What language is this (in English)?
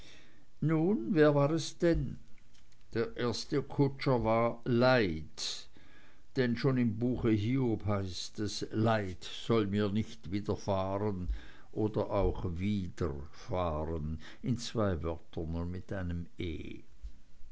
German